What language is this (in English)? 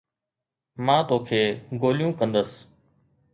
Sindhi